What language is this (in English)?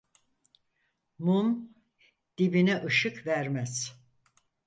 Turkish